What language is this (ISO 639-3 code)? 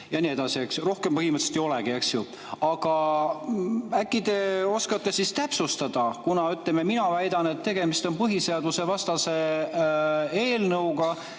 est